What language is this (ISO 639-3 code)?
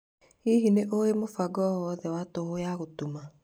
kik